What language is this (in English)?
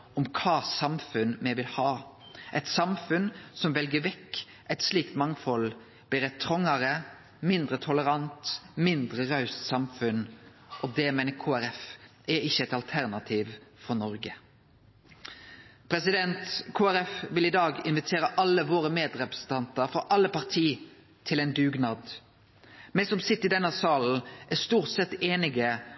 Norwegian Nynorsk